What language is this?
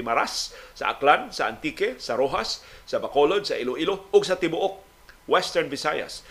Filipino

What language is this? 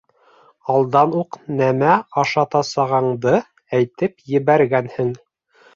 Bashkir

